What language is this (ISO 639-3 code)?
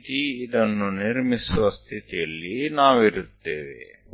kan